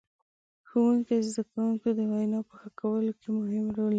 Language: Pashto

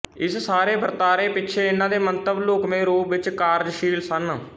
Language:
Punjabi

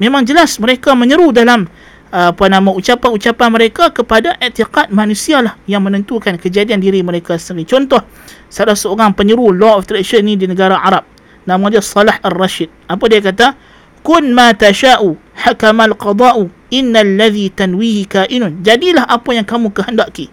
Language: Malay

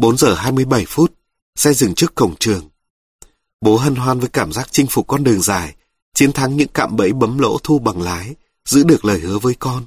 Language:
Vietnamese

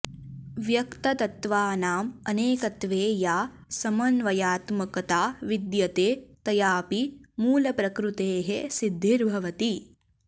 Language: Sanskrit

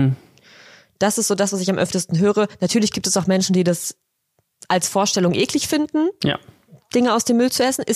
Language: German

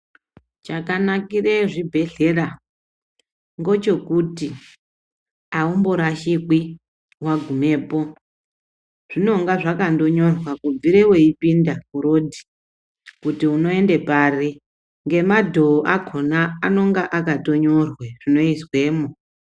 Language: Ndau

